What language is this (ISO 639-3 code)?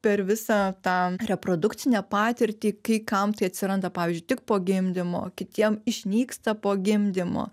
lit